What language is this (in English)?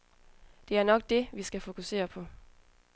Danish